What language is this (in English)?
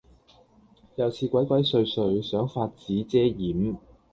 Cantonese